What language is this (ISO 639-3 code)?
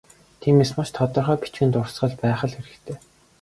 mon